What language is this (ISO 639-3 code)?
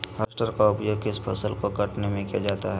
mag